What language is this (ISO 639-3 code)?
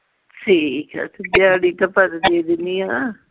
pan